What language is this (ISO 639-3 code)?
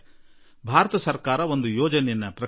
kan